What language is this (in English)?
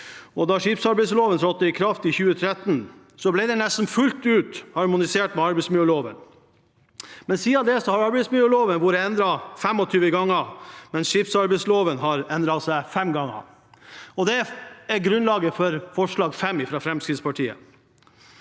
Norwegian